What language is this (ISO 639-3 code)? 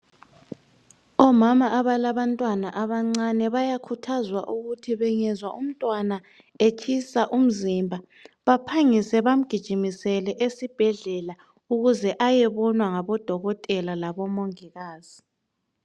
nde